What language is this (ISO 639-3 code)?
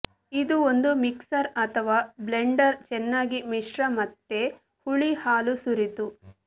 kan